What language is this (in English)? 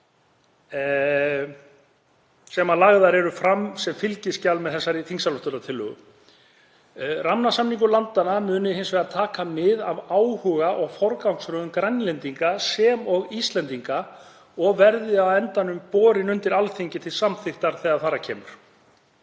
Icelandic